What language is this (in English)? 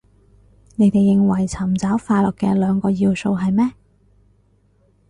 Cantonese